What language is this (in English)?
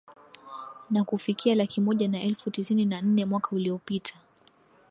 Swahili